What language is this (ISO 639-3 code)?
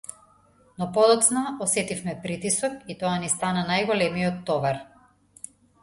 mkd